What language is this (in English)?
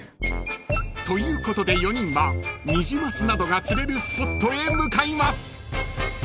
Japanese